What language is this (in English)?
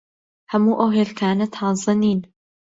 Central Kurdish